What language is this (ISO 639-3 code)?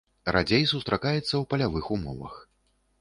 bel